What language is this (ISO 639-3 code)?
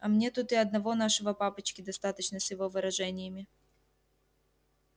rus